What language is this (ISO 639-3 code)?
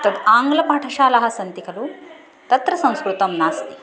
san